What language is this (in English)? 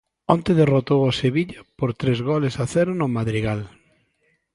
Galician